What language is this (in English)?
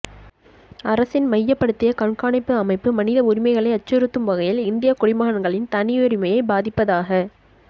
Tamil